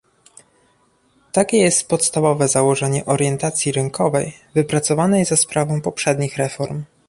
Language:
Polish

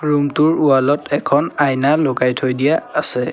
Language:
Assamese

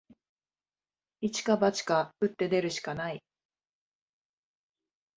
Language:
Japanese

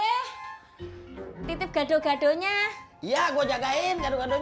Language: Indonesian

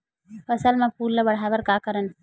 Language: Chhattisgarhi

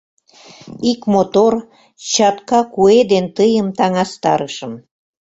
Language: Mari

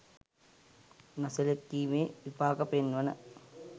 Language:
Sinhala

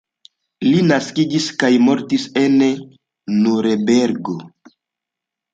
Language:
Esperanto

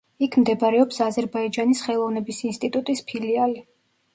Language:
Georgian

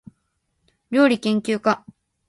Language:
Japanese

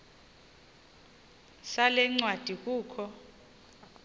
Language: Xhosa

